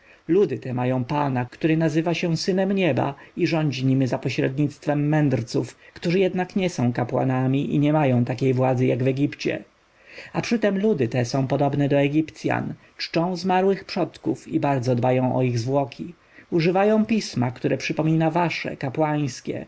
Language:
Polish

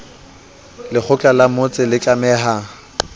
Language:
Southern Sotho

